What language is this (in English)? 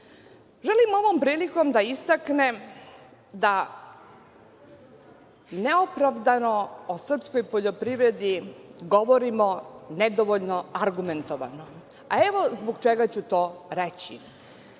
Serbian